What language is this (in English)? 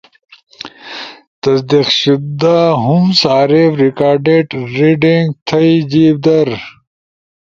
Ushojo